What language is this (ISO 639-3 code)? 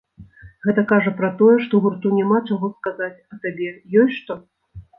bel